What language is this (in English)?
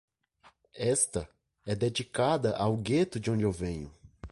Portuguese